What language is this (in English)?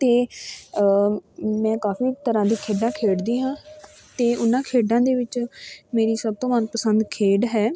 Punjabi